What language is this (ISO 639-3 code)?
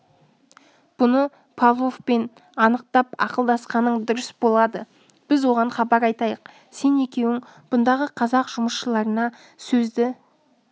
kaz